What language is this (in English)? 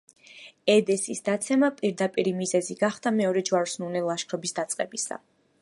Georgian